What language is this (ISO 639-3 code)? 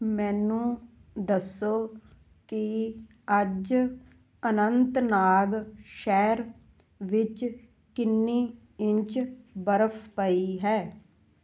pan